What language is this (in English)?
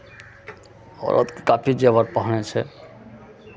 Maithili